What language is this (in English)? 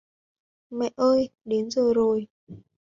Vietnamese